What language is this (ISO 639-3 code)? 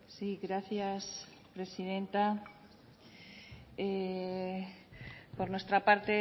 spa